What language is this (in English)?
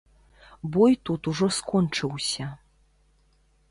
Belarusian